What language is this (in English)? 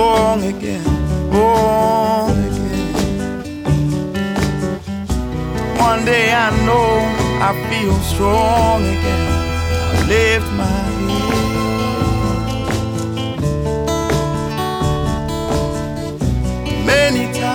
Dutch